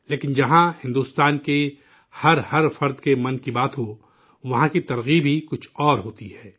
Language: Urdu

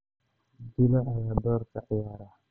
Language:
Somali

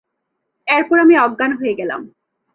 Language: Bangla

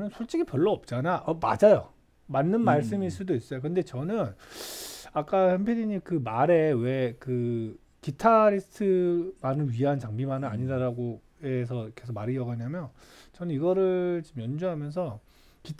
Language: Korean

